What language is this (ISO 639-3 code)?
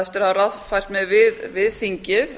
isl